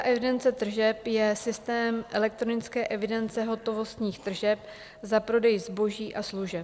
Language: Czech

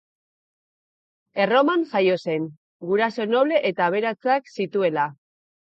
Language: Basque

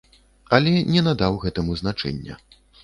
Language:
Belarusian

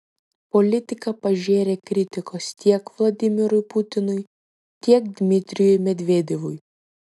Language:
Lithuanian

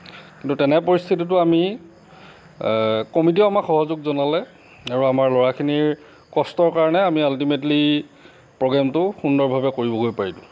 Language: Assamese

